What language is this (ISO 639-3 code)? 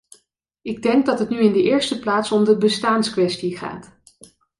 nld